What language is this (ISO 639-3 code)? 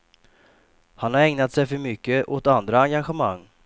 swe